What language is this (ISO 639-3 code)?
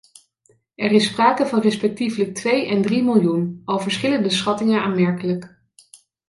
nld